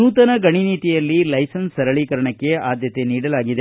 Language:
Kannada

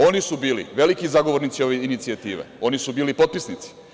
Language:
Serbian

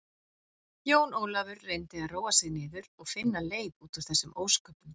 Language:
Icelandic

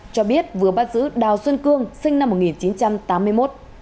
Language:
Vietnamese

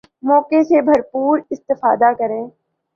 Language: Urdu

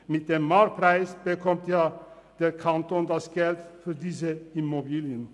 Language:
Swiss German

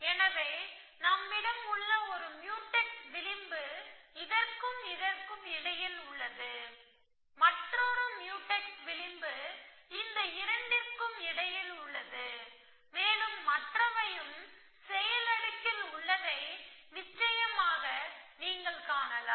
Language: Tamil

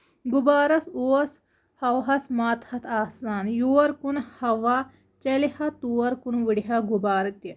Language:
Kashmiri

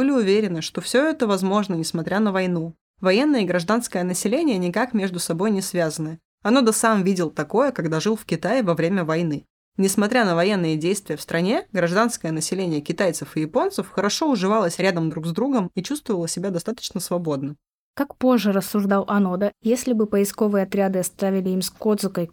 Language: Russian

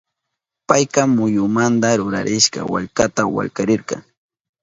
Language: Southern Pastaza Quechua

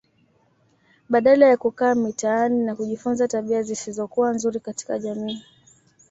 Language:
Swahili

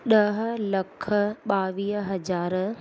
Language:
Sindhi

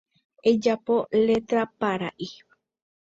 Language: Guarani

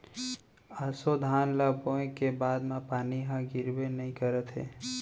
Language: Chhattisgarhi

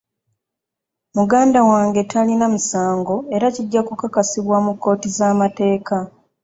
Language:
Ganda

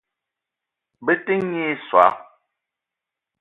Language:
Eton (Cameroon)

